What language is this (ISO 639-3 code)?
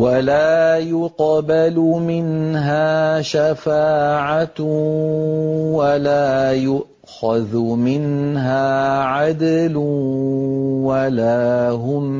ara